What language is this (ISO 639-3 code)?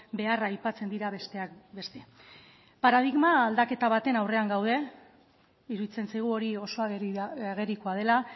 eus